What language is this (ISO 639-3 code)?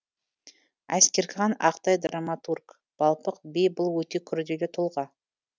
kaz